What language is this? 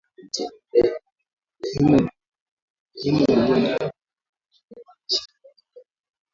Swahili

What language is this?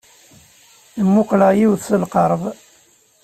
Kabyle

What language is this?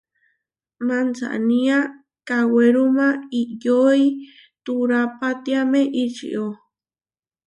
Huarijio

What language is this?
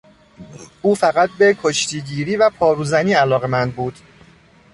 Persian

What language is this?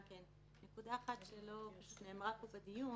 Hebrew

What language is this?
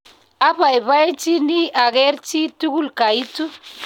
Kalenjin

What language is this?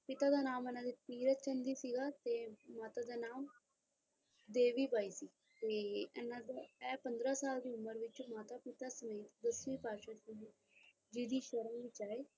Punjabi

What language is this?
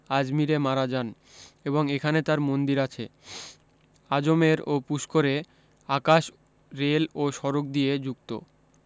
Bangla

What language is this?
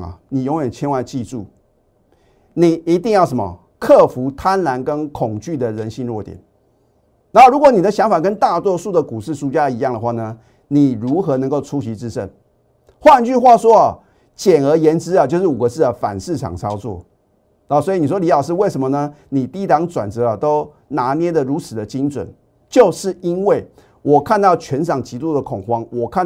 Chinese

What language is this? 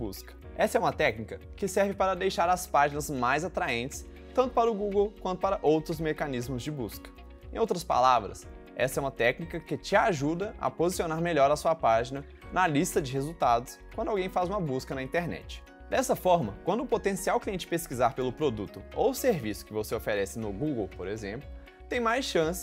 Portuguese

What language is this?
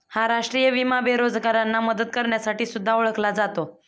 Marathi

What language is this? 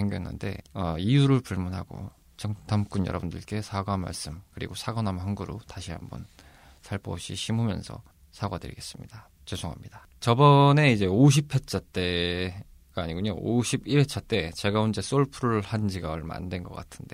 Korean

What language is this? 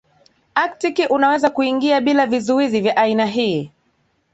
Swahili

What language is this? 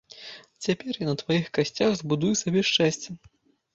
Belarusian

